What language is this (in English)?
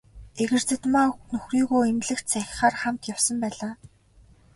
Mongolian